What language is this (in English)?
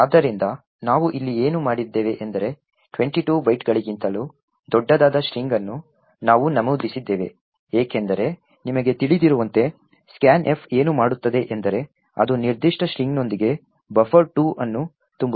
Kannada